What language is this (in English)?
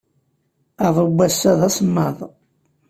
Kabyle